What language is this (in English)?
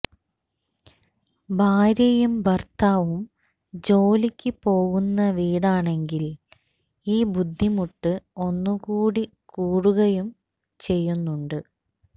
Malayalam